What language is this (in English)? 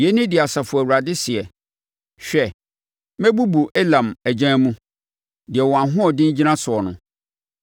Akan